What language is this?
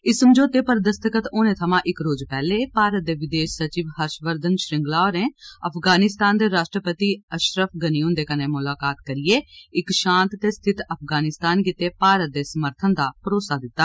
Dogri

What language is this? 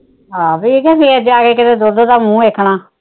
Punjabi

